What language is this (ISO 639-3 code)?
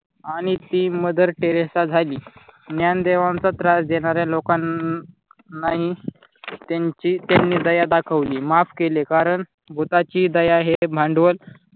mar